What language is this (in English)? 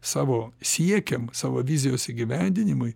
Lithuanian